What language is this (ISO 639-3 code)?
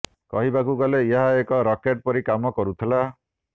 ori